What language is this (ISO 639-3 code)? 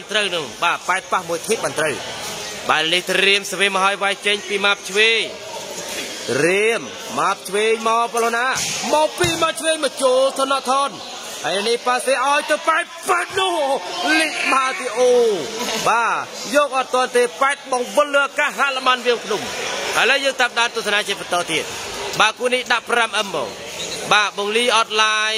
tha